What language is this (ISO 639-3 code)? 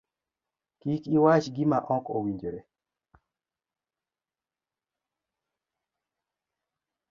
luo